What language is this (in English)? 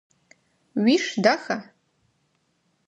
Adyghe